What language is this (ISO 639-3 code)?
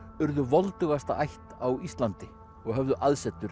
isl